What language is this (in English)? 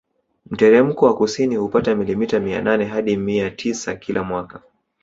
Swahili